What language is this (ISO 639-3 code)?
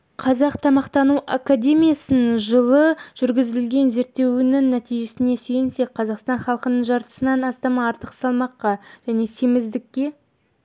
kaz